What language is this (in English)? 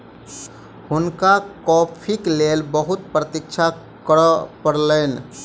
Maithili